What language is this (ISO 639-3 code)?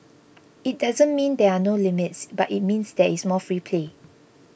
eng